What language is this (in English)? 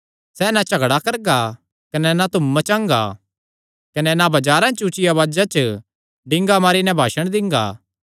Kangri